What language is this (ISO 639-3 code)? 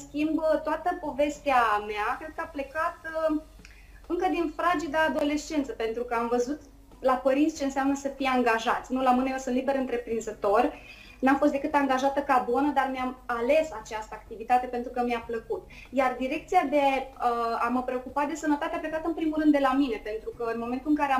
ron